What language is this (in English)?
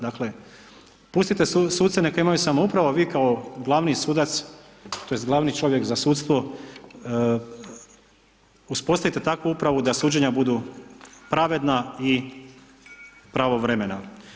Croatian